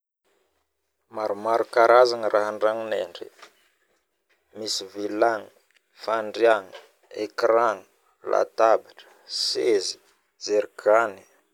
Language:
Northern Betsimisaraka Malagasy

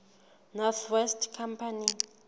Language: Southern Sotho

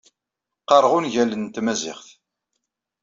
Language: Kabyle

